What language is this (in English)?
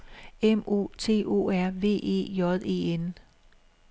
Danish